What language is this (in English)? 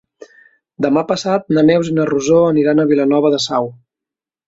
Catalan